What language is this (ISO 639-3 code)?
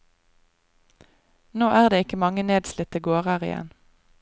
nor